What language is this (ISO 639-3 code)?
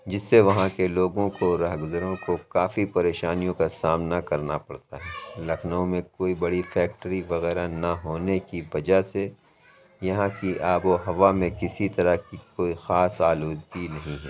urd